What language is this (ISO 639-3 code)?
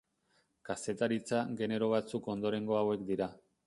eus